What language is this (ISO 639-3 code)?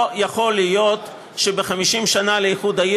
heb